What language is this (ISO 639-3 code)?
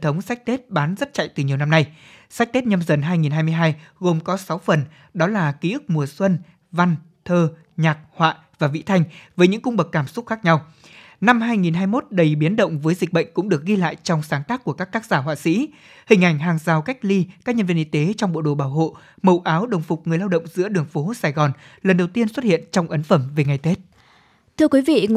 vie